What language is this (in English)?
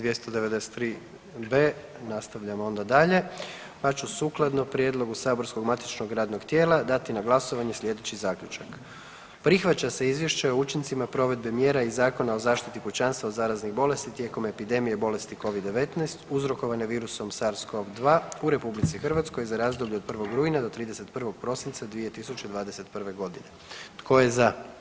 Croatian